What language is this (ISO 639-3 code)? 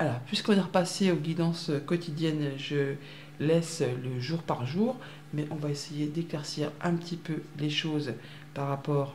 fra